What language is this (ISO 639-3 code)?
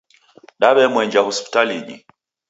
dav